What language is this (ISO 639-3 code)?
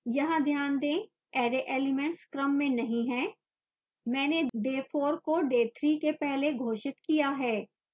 hin